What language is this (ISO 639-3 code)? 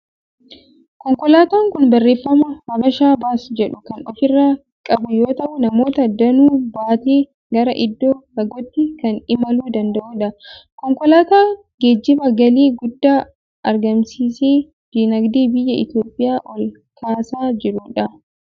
orm